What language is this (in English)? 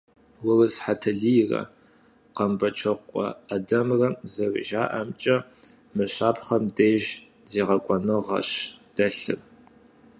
Kabardian